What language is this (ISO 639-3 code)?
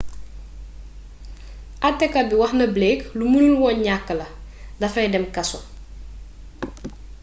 wol